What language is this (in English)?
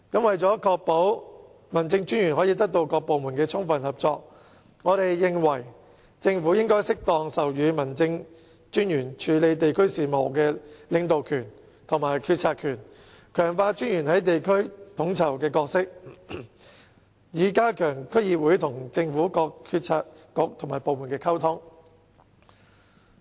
Cantonese